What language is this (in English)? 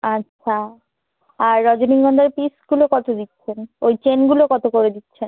Bangla